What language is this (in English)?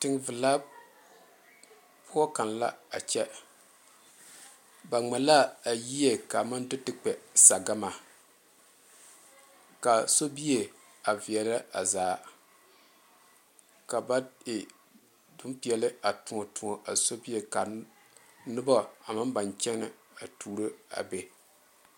Southern Dagaare